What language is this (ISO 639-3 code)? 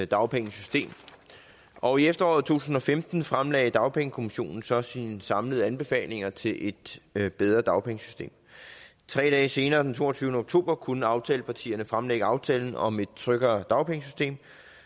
dan